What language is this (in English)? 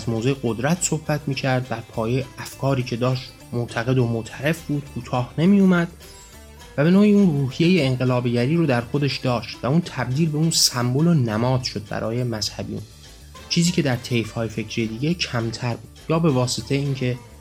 Persian